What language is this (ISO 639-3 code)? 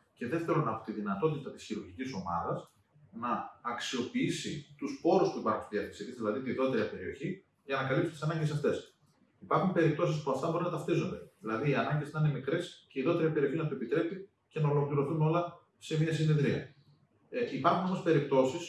ell